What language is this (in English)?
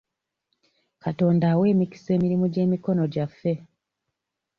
Ganda